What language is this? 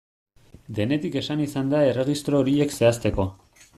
Basque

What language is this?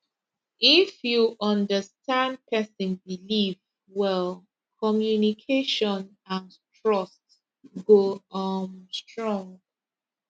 Nigerian Pidgin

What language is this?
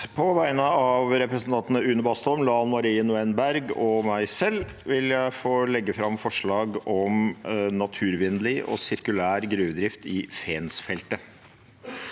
Norwegian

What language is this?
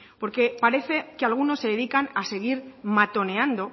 Spanish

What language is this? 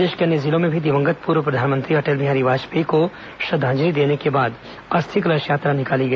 Hindi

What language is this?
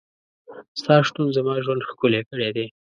Pashto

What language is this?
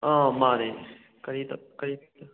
Manipuri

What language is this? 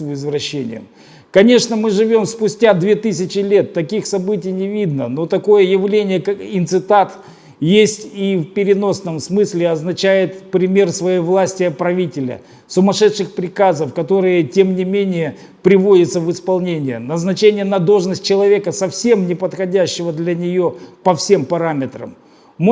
Russian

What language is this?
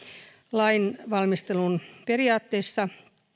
Finnish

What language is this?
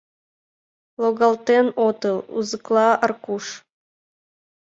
Mari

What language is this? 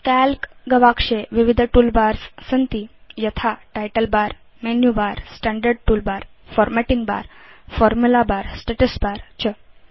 Sanskrit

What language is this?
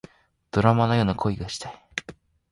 Japanese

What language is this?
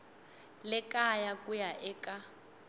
Tsonga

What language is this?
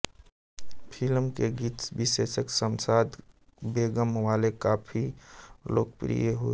Hindi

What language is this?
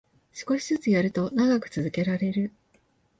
Japanese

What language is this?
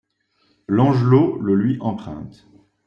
French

